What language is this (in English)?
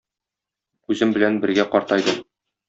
Tatar